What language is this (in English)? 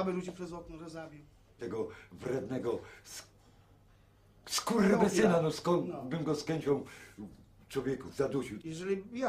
Polish